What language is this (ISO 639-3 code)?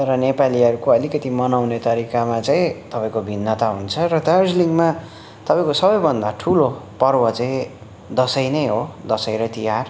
nep